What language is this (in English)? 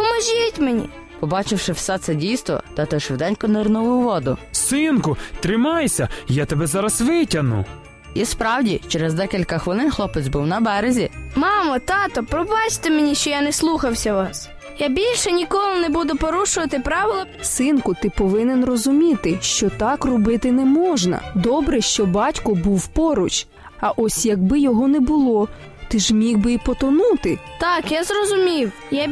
Ukrainian